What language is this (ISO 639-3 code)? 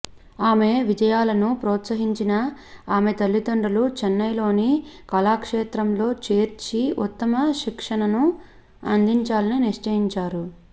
tel